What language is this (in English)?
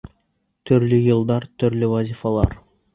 Bashkir